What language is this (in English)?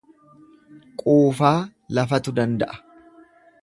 Oromo